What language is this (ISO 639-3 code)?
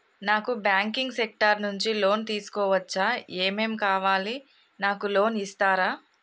tel